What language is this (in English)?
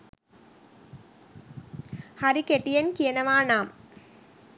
Sinhala